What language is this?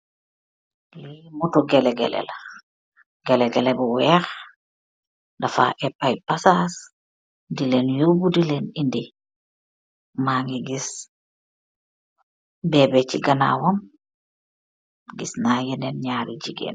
Wolof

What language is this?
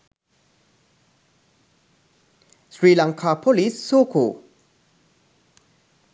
Sinhala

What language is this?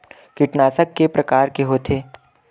Chhattisgarhi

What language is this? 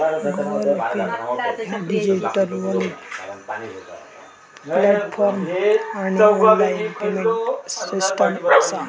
Marathi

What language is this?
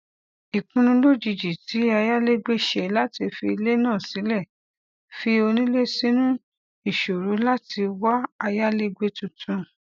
Yoruba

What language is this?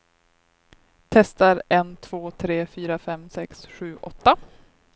Swedish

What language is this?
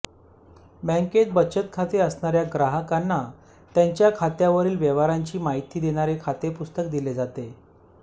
Marathi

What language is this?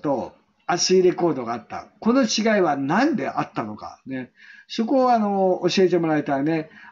Japanese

